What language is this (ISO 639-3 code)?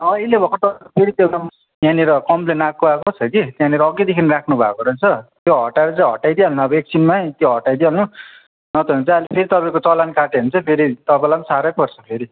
nep